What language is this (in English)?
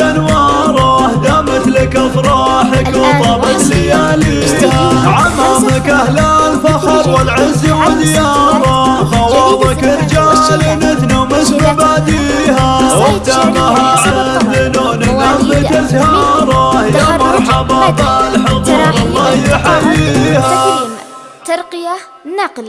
Arabic